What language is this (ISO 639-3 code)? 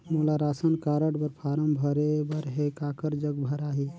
hne